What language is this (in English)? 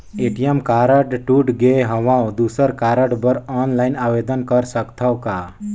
Chhattisgarhi